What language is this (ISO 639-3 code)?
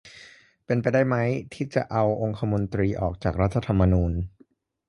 tha